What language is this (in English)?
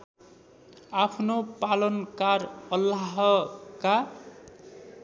Nepali